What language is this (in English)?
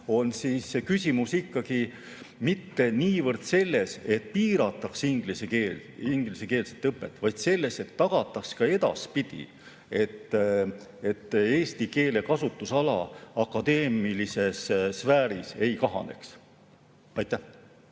Estonian